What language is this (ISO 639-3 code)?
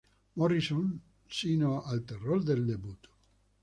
spa